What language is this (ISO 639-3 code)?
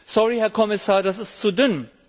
deu